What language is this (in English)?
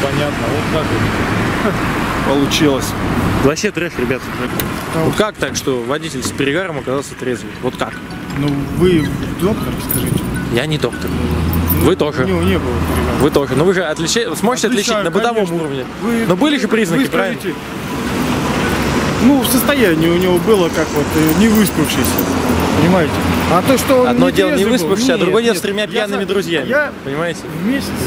Russian